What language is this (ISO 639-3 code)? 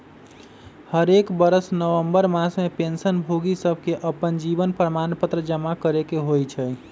mag